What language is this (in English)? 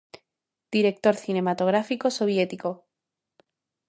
Galician